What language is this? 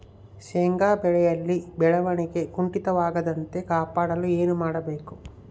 Kannada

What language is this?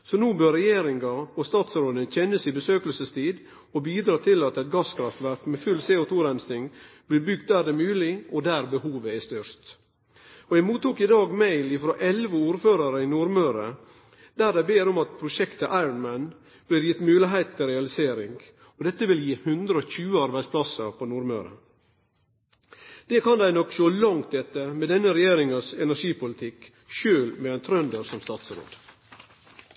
Norwegian Nynorsk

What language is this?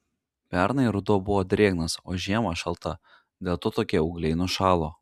Lithuanian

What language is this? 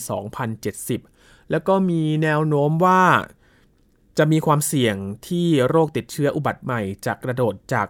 Thai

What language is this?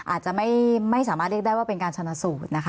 Thai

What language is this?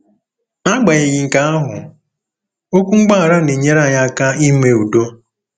Igbo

